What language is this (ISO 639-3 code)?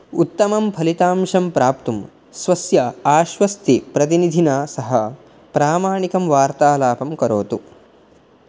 san